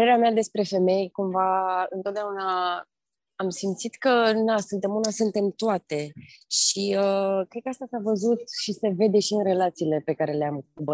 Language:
Romanian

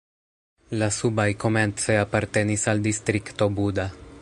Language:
Esperanto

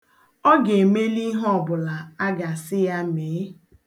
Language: Igbo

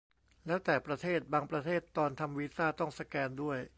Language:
Thai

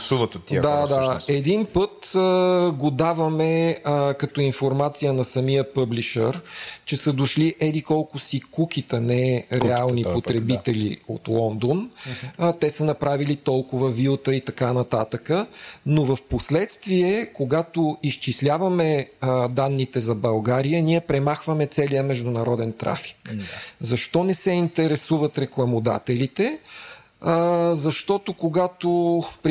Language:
Bulgarian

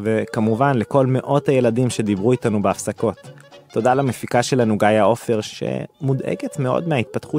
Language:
Hebrew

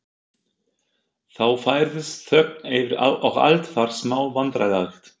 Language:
Icelandic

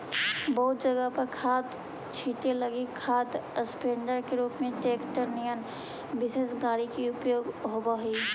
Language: Magahi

